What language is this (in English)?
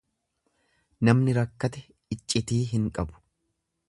Oromo